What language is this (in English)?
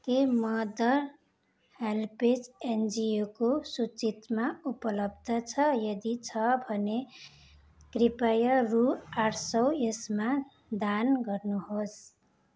Nepali